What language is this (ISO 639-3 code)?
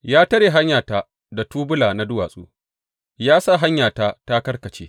hau